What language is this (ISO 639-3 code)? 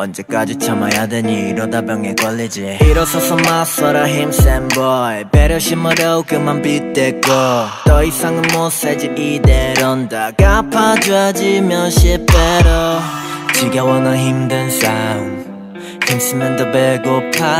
kor